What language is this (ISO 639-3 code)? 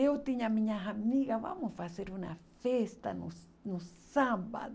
por